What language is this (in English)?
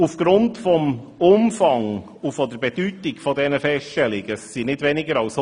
Swiss German